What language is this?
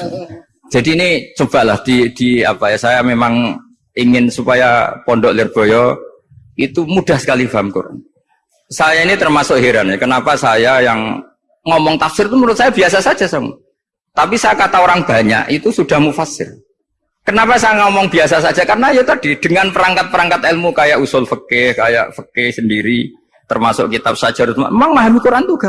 Indonesian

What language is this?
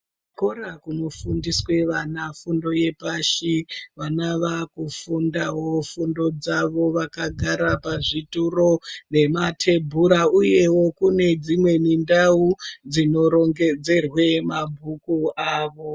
Ndau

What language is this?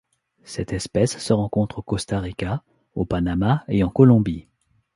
French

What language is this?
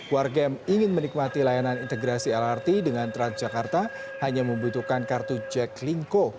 Indonesian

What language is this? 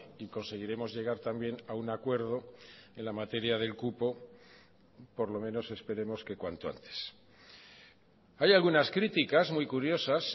Spanish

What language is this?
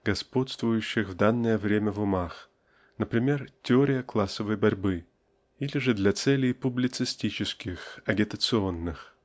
Russian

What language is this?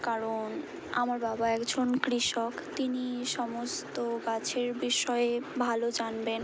Bangla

